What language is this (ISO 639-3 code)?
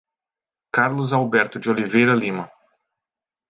por